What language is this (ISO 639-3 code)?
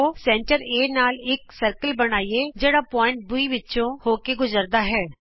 pan